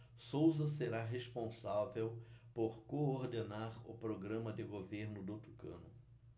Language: Portuguese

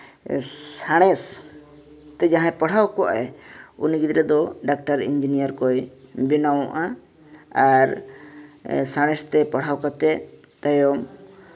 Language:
Santali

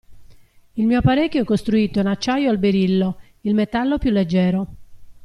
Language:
Italian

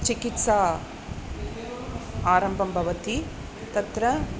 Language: Sanskrit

